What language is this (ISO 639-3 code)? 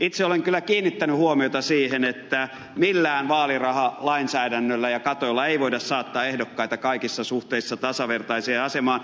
fin